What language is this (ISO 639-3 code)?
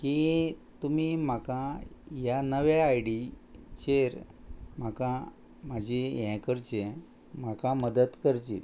kok